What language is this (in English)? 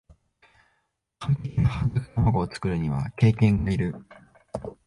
Japanese